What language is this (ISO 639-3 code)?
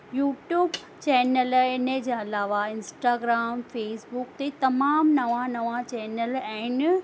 snd